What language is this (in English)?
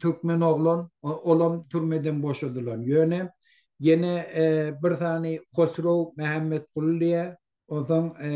Turkish